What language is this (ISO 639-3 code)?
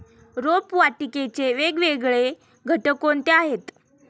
mar